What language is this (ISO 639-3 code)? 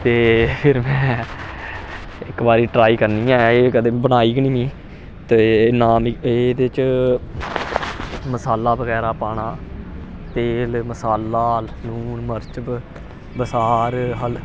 doi